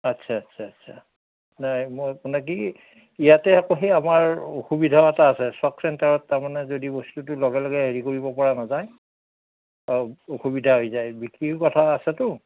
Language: Assamese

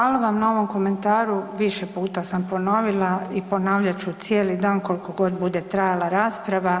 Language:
Croatian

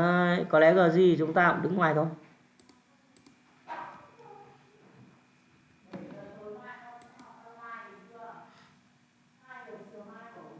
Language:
Vietnamese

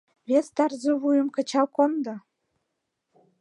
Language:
Mari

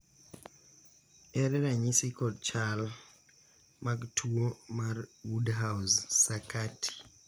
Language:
Luo (Kenya and Tanzania)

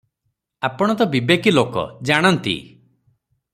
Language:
Odia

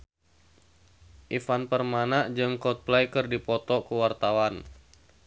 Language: Sundanese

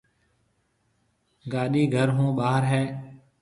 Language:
Marwari (Pakistan)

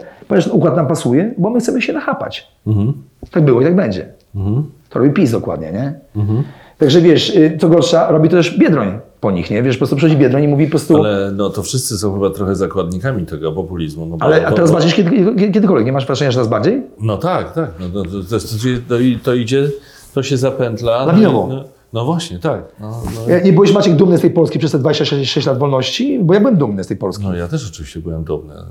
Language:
Polish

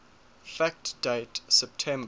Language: English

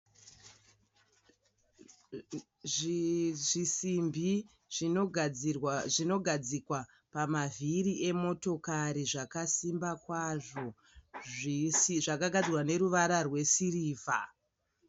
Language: Shona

